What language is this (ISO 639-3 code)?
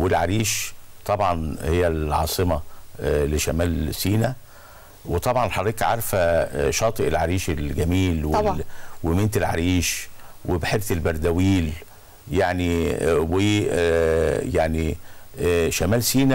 ara